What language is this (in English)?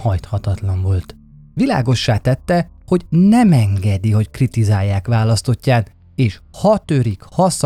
Hungarian